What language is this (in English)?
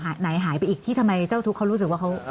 Thai